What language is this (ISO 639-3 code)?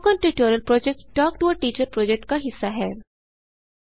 hin